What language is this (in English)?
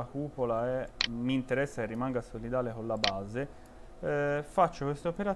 Italian